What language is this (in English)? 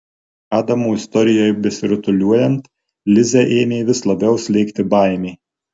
Lithuanian